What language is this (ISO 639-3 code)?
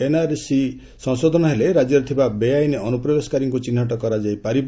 ori